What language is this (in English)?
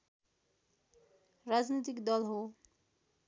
Nepali